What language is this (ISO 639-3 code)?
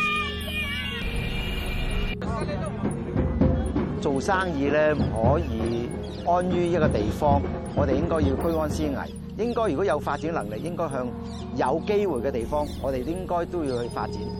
zho